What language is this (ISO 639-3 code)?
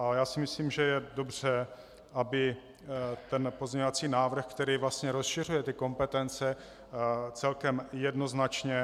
ces